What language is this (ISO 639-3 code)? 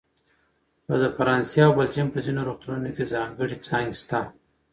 pus